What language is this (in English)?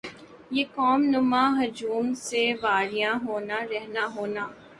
Urdu